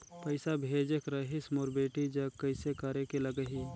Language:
Chhattisgarhi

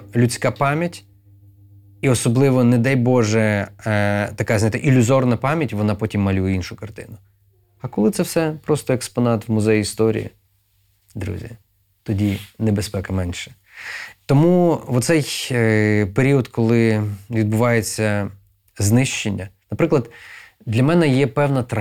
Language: Ukrainian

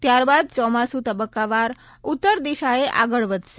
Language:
Gujarati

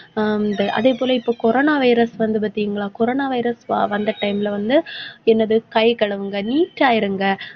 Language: Tamil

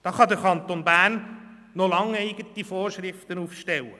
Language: Swiss German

